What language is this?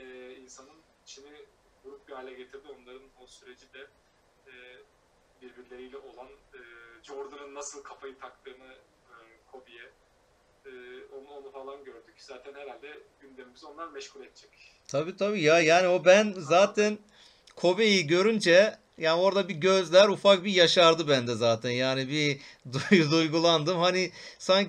Turkish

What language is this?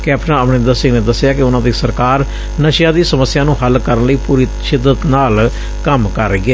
Punjabi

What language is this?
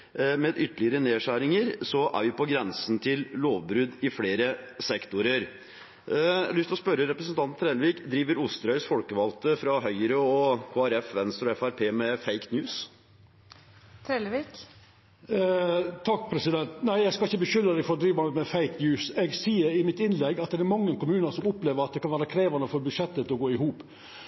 Norwegian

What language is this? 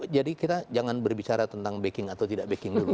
Indonesian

